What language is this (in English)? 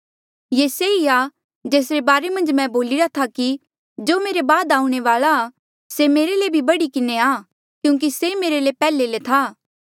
Mandeali